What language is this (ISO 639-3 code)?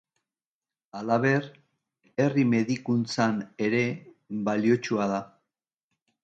eus